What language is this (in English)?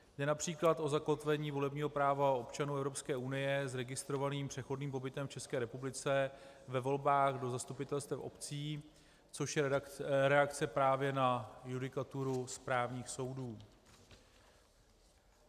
Czech